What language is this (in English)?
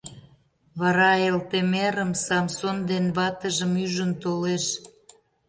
Mari